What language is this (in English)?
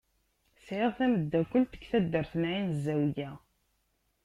Kabyle